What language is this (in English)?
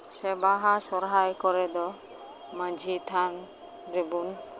Santali